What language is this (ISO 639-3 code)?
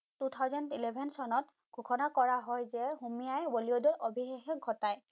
asm